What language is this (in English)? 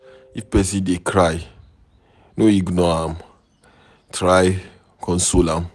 Nigerian Pidgin